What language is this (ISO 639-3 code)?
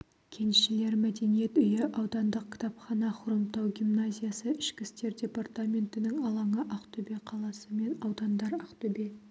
kaz